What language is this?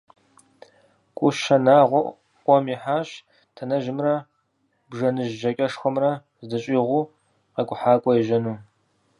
Kabardian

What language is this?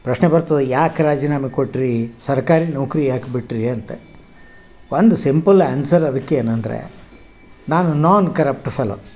Kannada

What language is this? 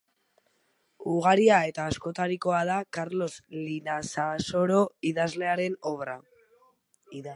Basque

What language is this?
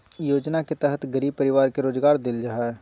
Magahi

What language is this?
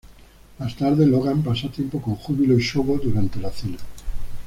Spanish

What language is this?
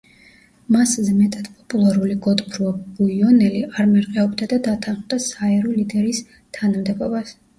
Georgian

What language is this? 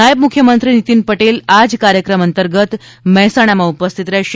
Gujarati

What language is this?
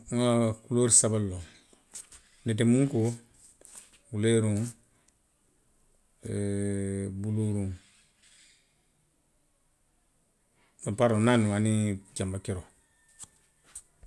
Western Maninkakan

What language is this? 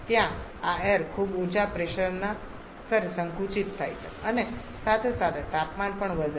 Gujarati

